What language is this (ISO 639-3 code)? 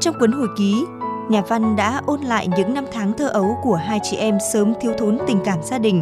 vie